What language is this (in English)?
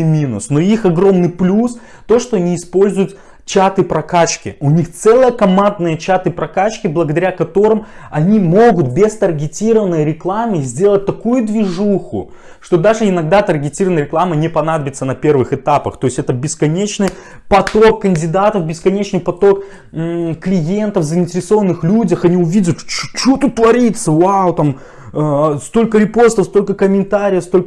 Russian